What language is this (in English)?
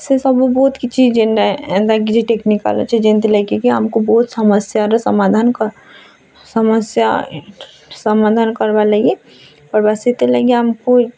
Odia